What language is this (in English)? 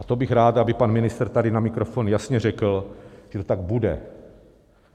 Czech